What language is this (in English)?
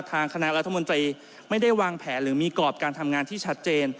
Thai